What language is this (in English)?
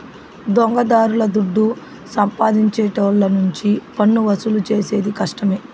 Telugu